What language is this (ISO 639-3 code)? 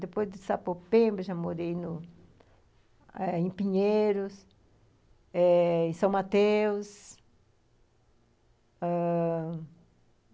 por